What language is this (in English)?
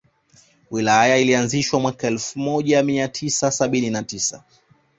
Swahili